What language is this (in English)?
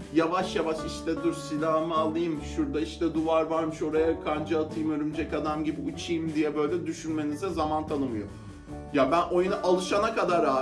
Turkish